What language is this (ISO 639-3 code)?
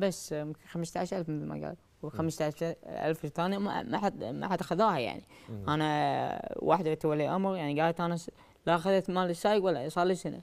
ara